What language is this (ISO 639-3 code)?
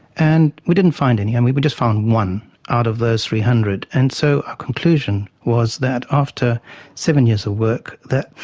eng